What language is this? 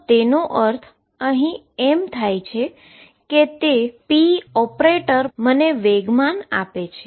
Gujarati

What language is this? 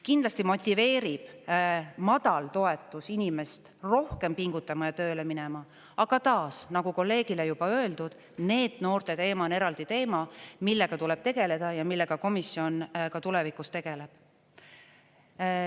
Estonian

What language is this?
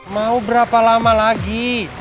Indonesian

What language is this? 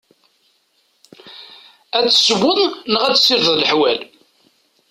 Kabyle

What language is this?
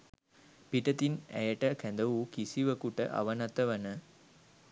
Sinhala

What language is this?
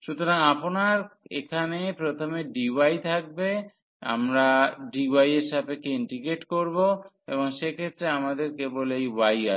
Bangla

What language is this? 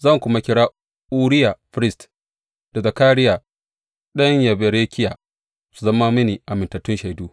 Hausa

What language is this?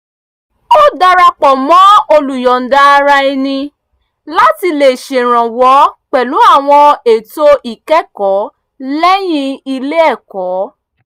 Yoruba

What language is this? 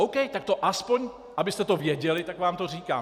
Czech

